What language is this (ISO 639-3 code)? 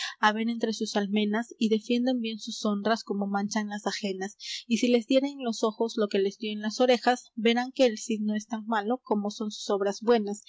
spa